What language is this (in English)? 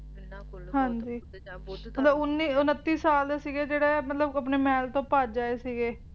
Punjabi